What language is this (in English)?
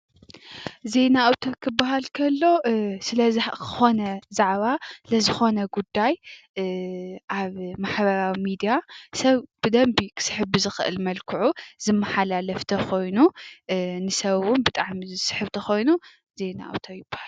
Tigrinya